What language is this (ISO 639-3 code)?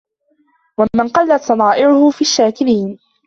ara